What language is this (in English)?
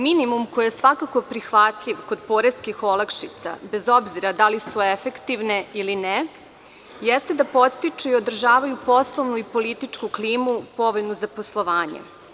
Serbian